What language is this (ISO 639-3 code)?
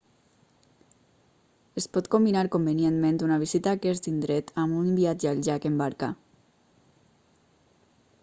cat